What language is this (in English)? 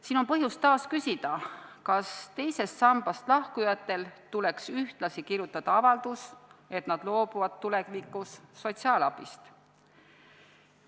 Estonian